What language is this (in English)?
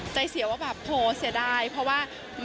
Thai